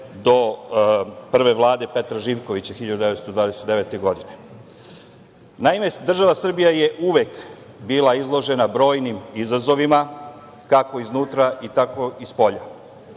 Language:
Serbian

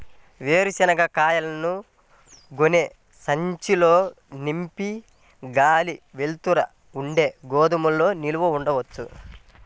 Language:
Telugu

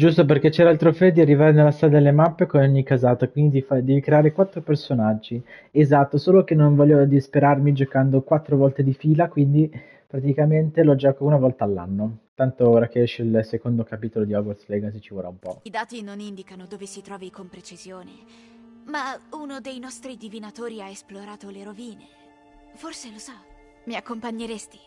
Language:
Italian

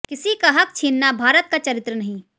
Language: Hindi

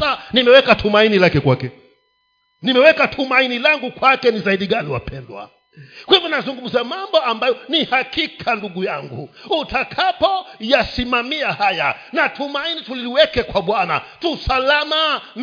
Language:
Swahili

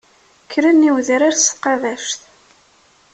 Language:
Kabyle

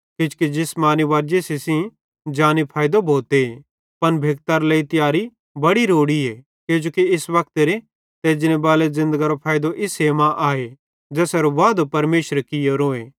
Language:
Bhadrawahi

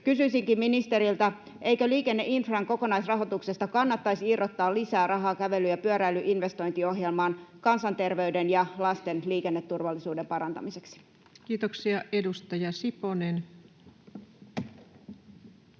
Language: Finnish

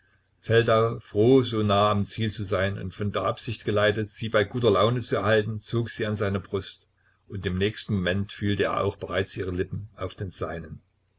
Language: German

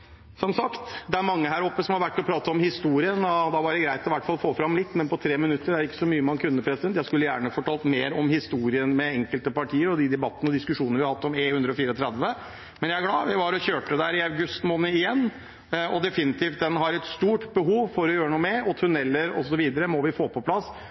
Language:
Norwegian Bokmål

